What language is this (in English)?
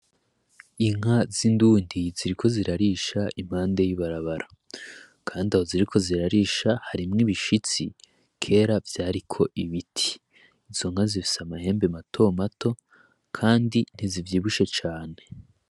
Rundi